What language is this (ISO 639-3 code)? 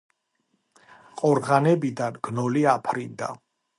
kat